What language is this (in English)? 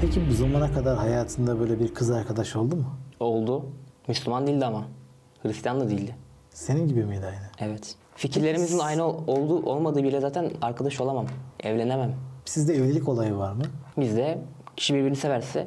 Turkish